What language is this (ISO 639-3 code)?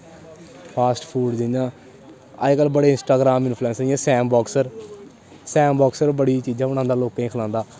doi